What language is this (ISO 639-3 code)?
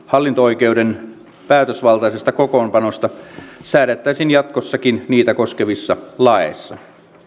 fin